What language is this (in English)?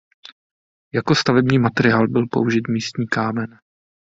Czech